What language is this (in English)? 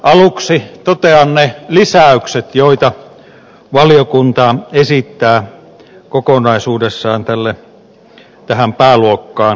Finnish